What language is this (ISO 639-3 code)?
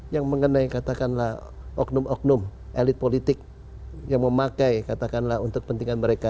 ind